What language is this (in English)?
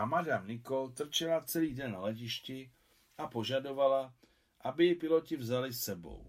Czech